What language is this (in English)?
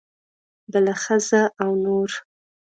Pashto